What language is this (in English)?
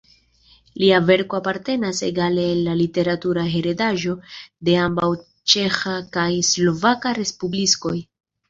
Esperanto